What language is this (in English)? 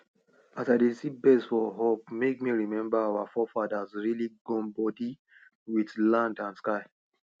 Nigerian Pidgin